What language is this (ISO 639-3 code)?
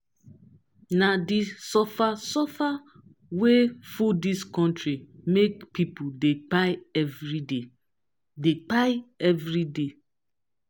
pcm